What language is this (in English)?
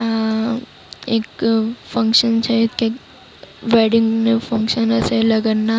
Gujarati